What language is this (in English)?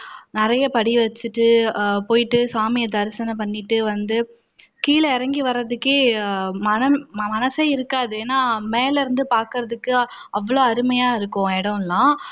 Tamil